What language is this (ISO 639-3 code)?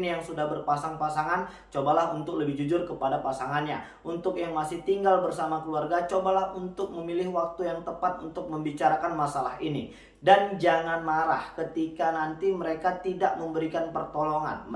ind